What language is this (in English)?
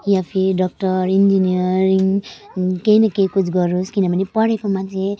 Nepali